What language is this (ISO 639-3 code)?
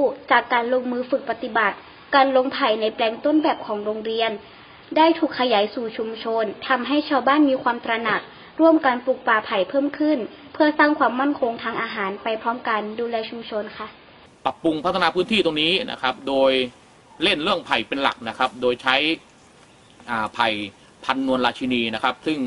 tha